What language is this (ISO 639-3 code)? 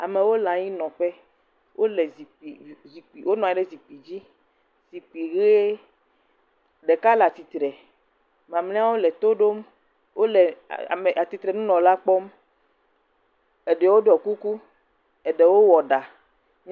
ewe